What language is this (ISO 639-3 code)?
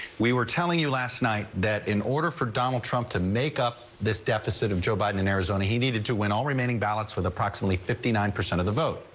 eng